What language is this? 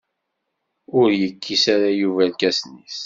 Kabyle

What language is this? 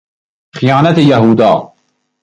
Persian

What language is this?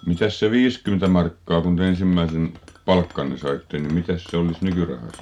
Finnish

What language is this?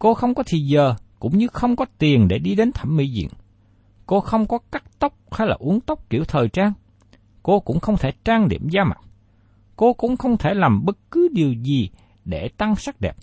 Vietnamese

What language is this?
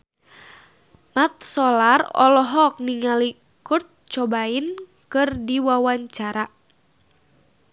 Sundanese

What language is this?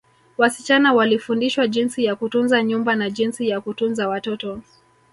Swahili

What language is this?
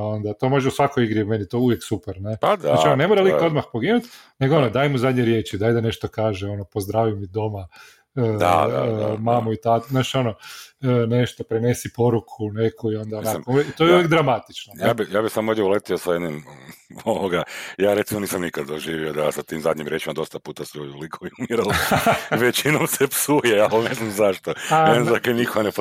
Croatian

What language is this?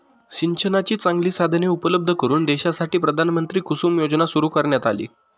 Marathi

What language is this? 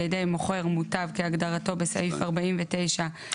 Hebrew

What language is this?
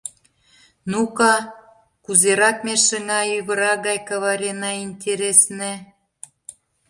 Mari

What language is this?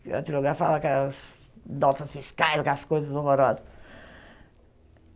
Portuguese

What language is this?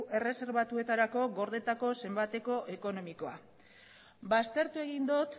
Basque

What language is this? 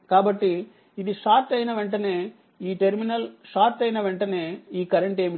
Telugu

